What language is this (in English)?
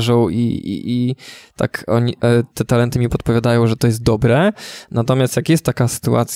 Polish